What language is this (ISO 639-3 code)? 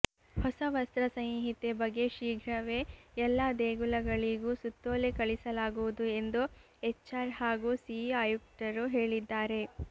kan